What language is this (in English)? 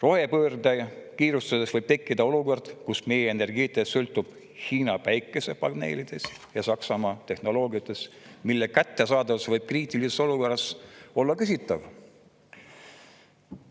Estonian